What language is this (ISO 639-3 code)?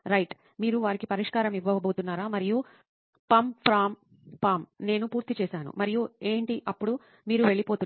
tel